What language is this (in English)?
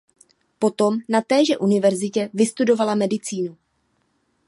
Czech